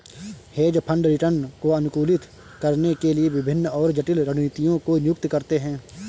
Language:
Hindi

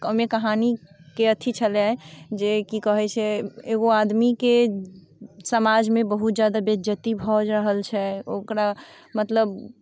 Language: Maithili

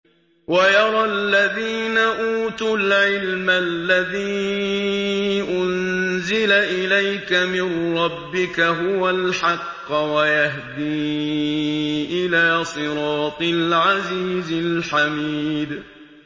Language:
Arabic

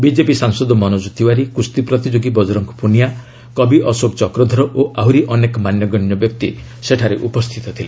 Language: Odia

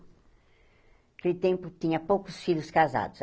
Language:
Portuguese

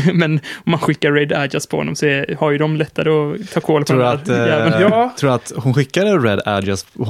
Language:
Swedish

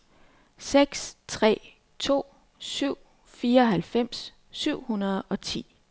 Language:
Danish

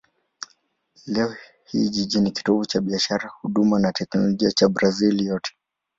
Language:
Swahili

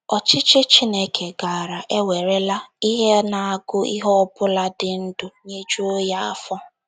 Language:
Igbo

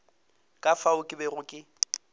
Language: Northern Sotho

